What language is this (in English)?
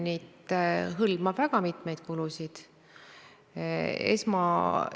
Estonian